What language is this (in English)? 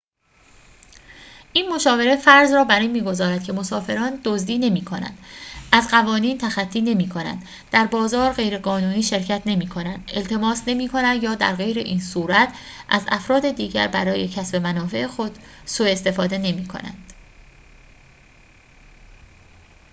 Persian